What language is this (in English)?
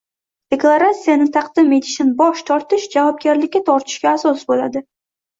Uzbek